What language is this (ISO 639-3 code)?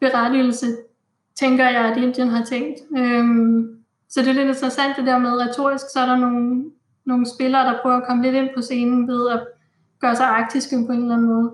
dan